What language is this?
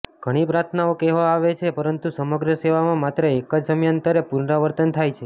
Gujarati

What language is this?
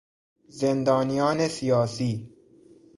Persian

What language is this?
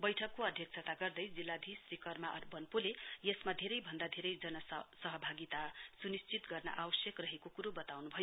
Nepali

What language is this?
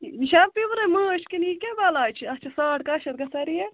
Kashmiri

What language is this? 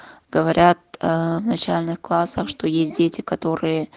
Russian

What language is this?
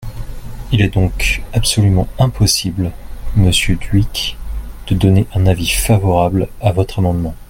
French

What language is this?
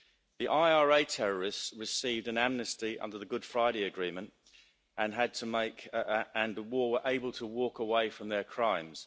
English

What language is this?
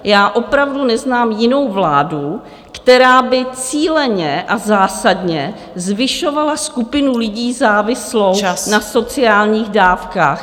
Czech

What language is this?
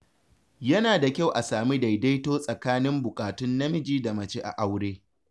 Hausa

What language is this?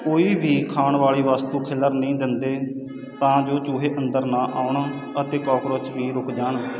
Punjabi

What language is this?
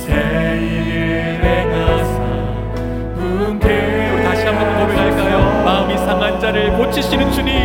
Korean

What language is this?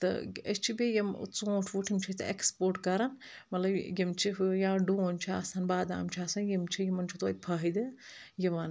Kashmiri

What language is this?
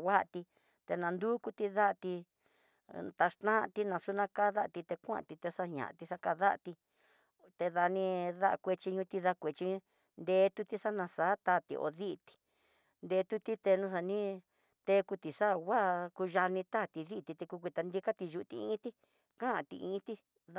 Tidaá Mixtec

